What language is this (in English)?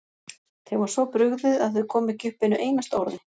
Icelandic